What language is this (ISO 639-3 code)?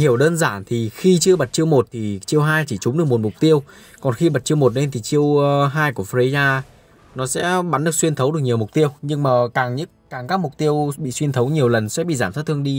vie